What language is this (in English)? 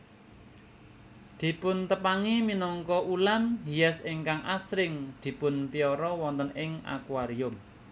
Javanese